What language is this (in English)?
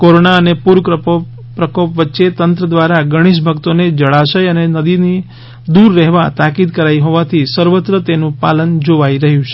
Gujarati